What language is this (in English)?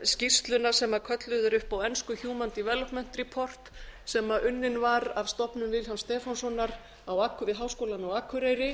Icelandic